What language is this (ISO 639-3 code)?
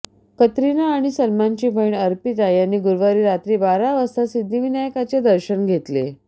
mar